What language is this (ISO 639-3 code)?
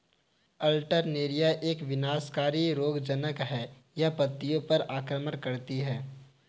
hin